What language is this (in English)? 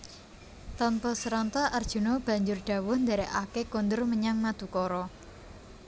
Javanese